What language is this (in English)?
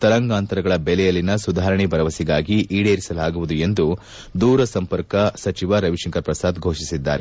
Kannada